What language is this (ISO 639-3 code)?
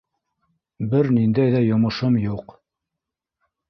bak